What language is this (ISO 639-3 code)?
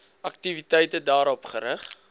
afr